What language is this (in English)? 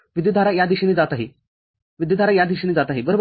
Marathi